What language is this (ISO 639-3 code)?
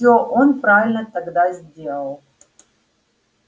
rus